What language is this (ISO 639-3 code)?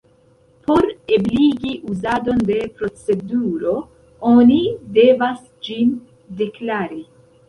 epo